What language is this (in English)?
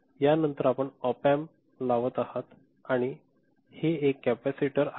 Marathi